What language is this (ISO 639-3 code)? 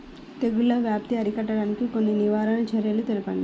tel